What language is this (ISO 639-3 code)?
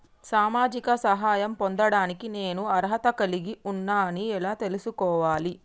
tel